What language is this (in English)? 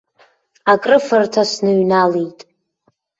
Abkhazian